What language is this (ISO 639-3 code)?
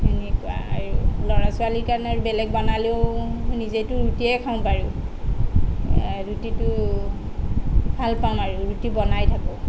asm